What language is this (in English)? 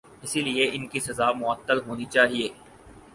Urdu